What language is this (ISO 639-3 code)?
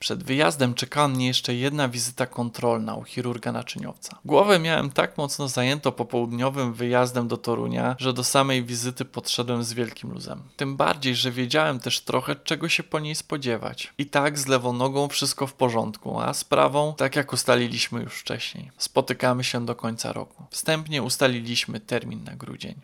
pol